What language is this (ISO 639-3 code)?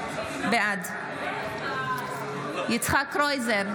heb